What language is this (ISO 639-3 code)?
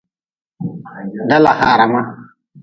nmz